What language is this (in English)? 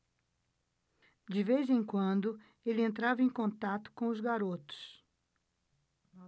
Portuguese